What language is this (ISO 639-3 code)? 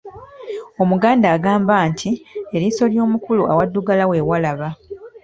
lug